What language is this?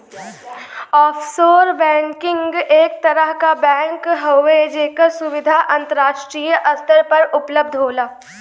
Bhojpuri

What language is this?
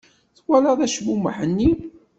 Kabyle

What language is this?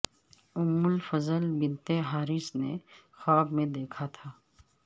Urdu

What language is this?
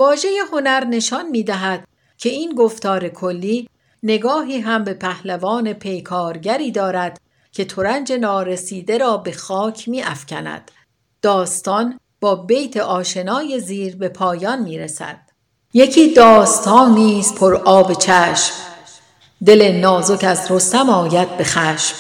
Persian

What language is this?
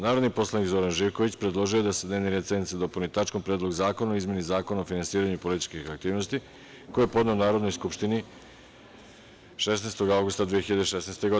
Serbian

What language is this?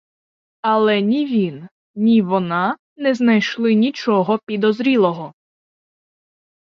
Ukrainian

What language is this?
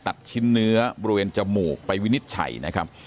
Thai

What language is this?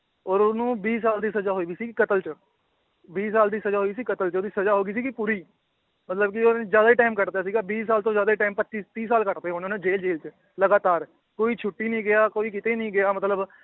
Punjabi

